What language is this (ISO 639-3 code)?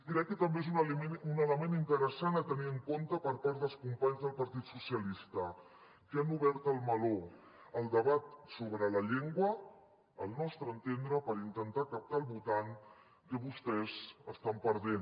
cat